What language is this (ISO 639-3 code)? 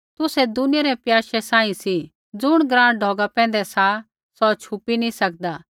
kfx